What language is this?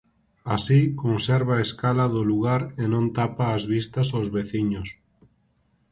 Galician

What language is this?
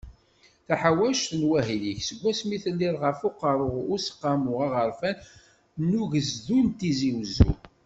Kabyle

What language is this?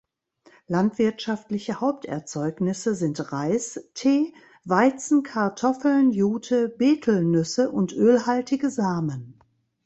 German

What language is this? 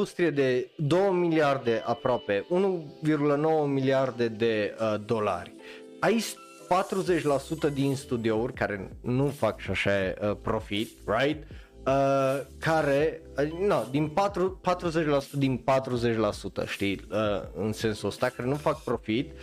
Romanian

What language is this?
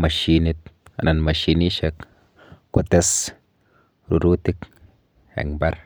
Kalenjin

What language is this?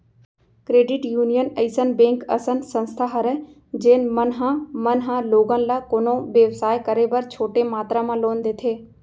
Chhattisgarhi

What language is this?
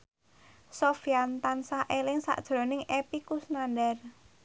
Javanese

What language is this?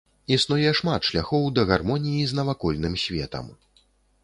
Belarusian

